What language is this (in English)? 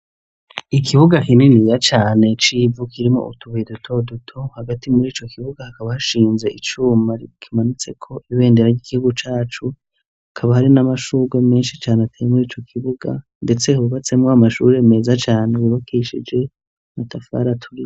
Rundi